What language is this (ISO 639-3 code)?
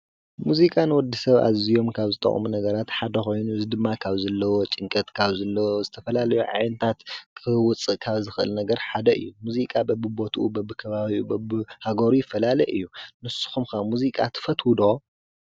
tir